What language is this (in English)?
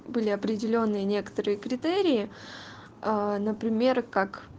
Russian